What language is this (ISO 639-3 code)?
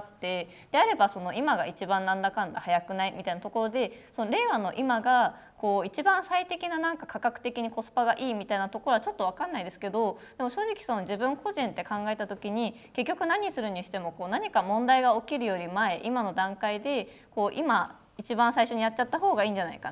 jpn